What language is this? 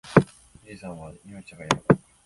Japanese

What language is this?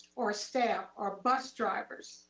English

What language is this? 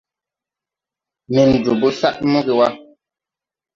Tupuri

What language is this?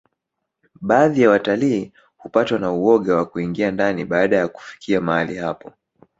Swahili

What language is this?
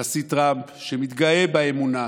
Hebrew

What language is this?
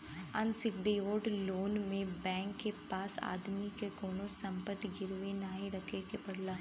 Bhojpuri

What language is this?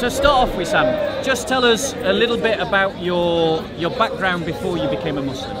English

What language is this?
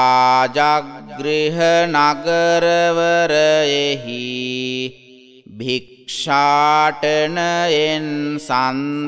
Romanian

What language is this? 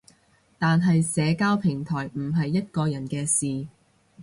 Cantonese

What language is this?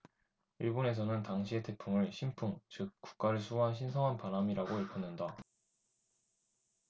Korean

